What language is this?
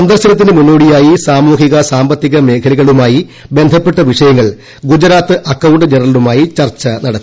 Malayalam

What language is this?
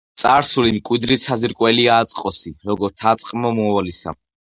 Georgian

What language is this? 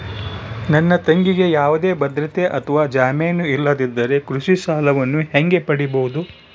Kannada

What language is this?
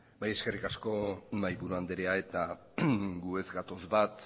Basque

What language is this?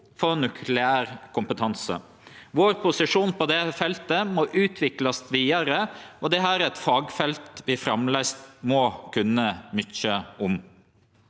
Norwegian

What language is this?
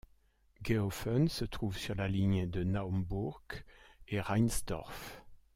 French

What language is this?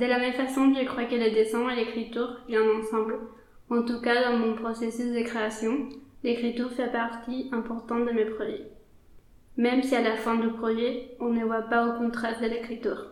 French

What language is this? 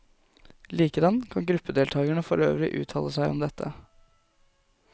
Norwegian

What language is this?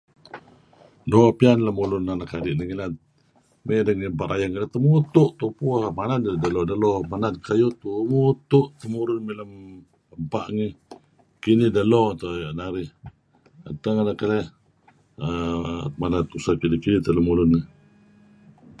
Kelabit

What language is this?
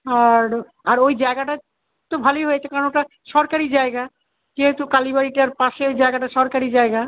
Bangla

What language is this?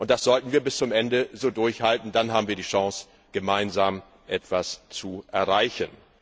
German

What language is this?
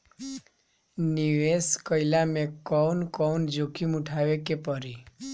Bhojpuri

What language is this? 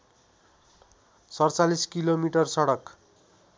Nepali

